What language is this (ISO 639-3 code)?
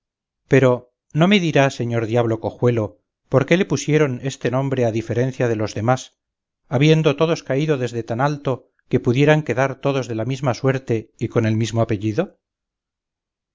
spa